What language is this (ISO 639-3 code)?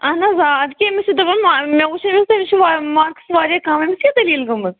kas